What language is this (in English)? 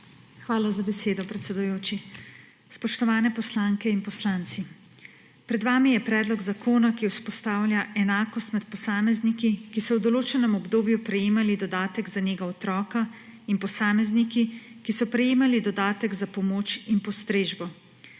Slovenian